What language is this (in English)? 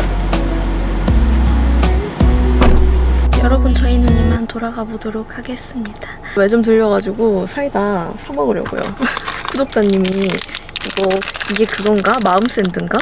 Korean